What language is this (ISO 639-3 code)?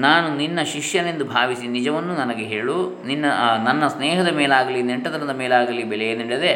kan